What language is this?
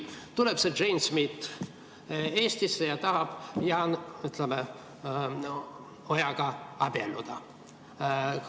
Estonian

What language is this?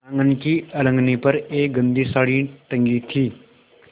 Hindi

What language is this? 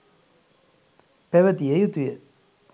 Sinhala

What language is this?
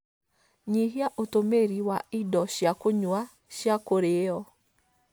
Kikuyu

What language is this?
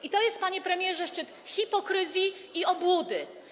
Polish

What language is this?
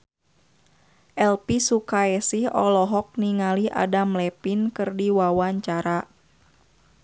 Sundanese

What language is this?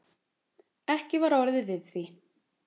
Icelandic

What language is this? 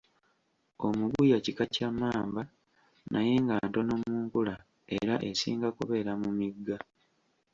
Ganda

